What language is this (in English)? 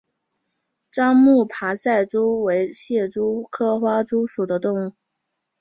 Chinese